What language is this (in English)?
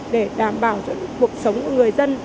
Vietnamese